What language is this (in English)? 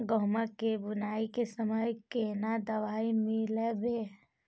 Maithili